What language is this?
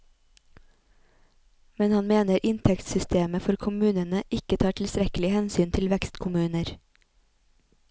Norwegian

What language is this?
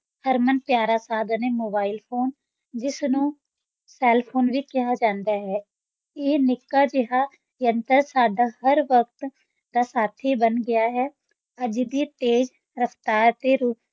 Punjabi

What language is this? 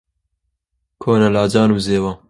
Central Kurdish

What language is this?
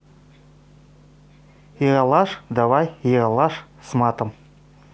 Russian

